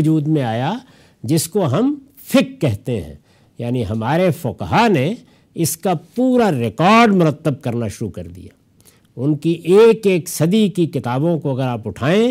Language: Urdu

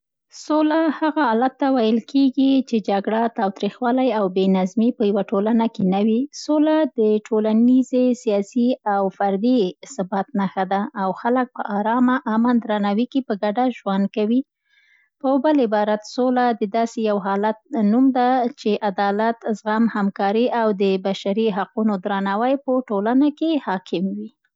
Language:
Central Pashto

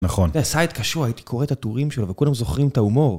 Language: Hebrew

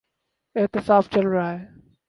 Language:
Urdu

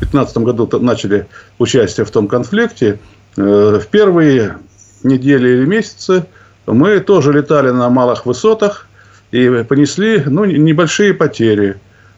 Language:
Russian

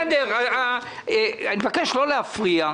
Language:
Hebrew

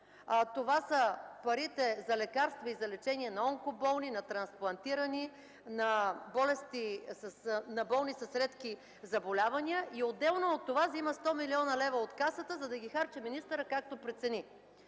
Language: Bulgarian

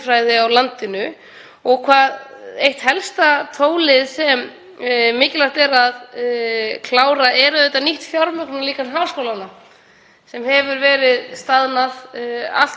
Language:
Icelandic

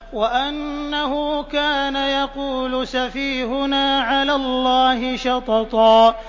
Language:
Arabic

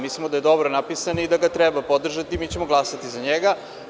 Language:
Serbian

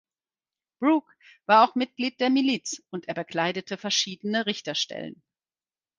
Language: German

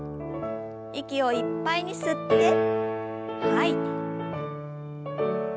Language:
Japanese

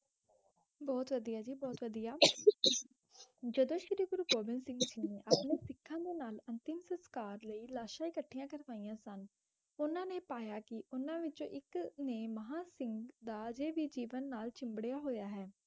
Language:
Punjabi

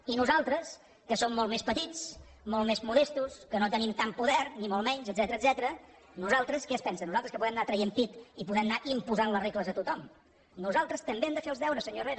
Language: Catalan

